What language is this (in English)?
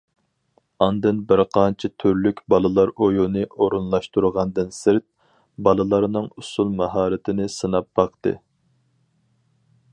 Uyghur